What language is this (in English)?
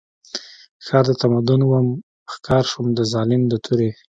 Pashto